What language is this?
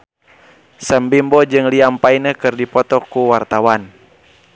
Sundanese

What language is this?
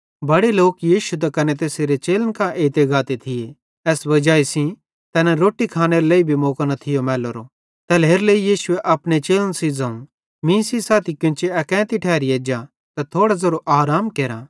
Bhadrawahi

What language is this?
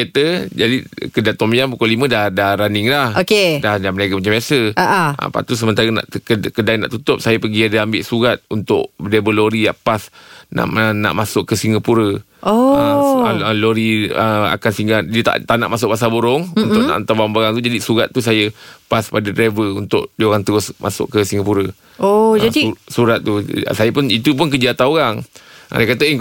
Malay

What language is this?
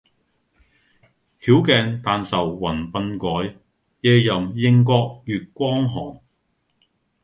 Cantonese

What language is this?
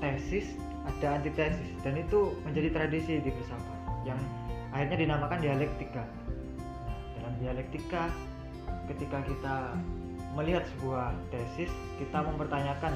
Indonesian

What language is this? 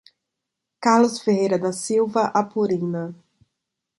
Portuguese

